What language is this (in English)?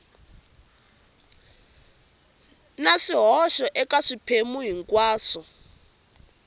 Tsonga